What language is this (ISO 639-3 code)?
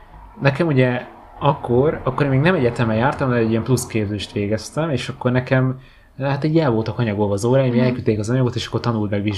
hun